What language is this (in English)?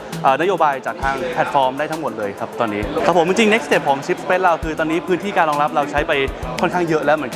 Thai